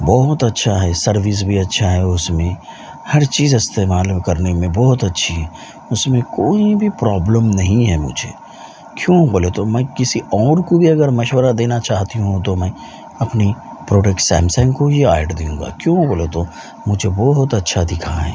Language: Urdu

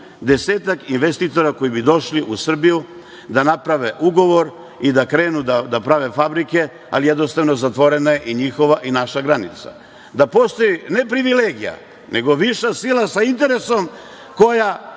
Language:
Serbian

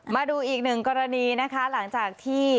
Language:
Thai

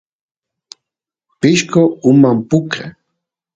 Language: Santiago del Estero Quichua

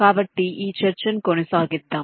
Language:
Telugu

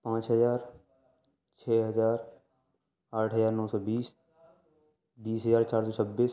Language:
Urdu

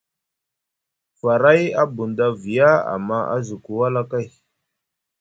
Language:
Musgu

